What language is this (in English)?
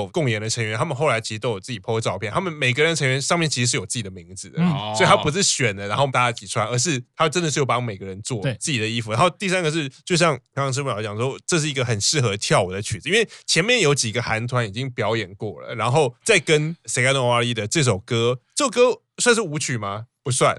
Chinese